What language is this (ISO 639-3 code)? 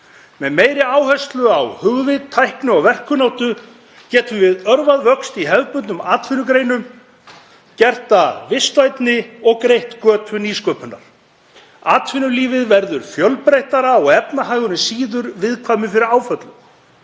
isl